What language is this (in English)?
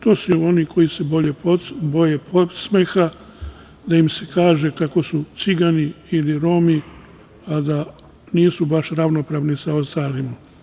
Serbian